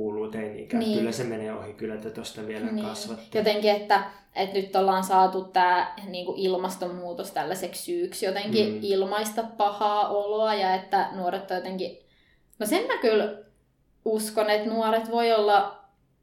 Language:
Finnish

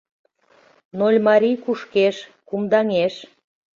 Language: Mari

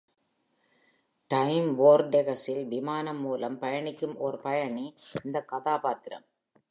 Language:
Tamil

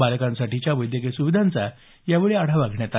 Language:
Marathi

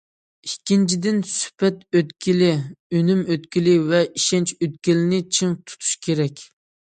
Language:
Uyghur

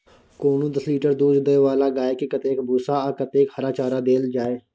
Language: Maithili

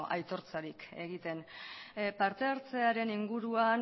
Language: Basque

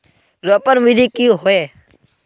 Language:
Magahi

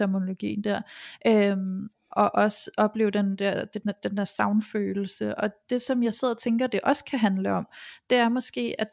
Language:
Danish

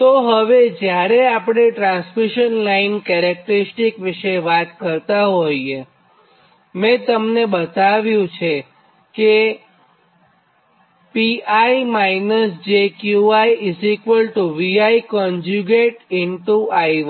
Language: Gujarati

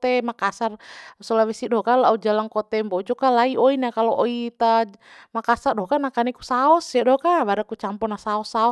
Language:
Bima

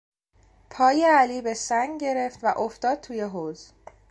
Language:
Persian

